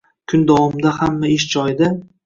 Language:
Uzbek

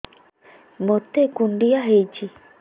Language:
Odia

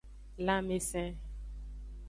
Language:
Aja (Benin)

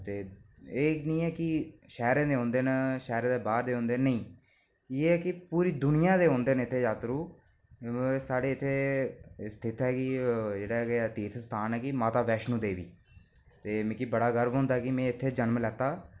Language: Dogri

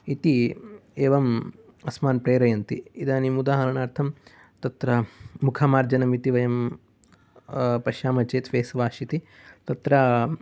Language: Sanskrit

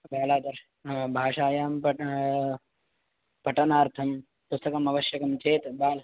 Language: Sanskrit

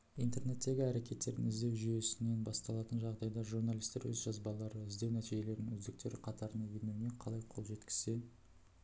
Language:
Kazakh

